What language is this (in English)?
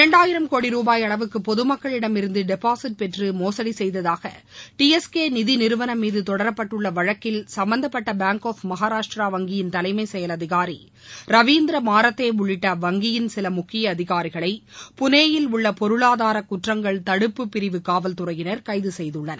Tamil